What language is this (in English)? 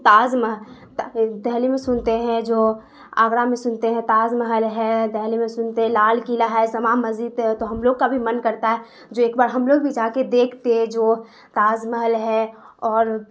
Urdu